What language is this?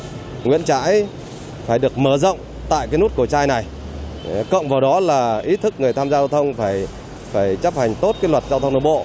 Vietnamese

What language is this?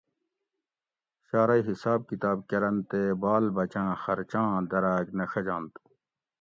Gawri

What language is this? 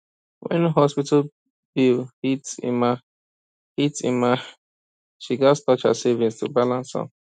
Nigerian Pidgin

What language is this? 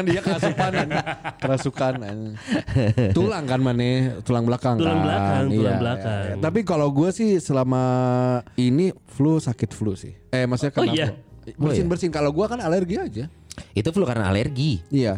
Indonesian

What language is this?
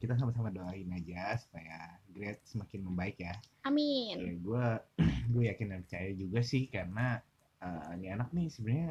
Indonesian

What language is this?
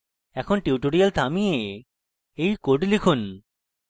Bangla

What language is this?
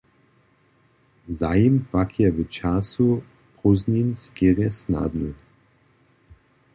Upper Sorbian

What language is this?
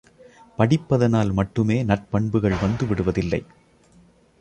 Tamil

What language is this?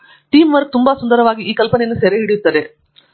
Kannada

